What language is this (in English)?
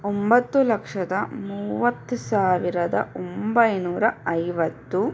Kannada